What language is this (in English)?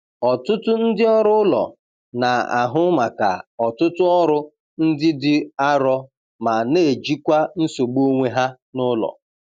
Igbo